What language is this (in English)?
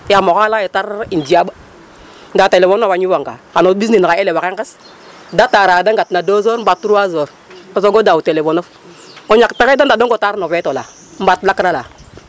Serer